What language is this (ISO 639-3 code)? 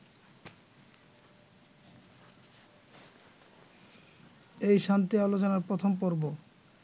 ben